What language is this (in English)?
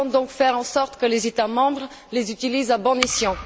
French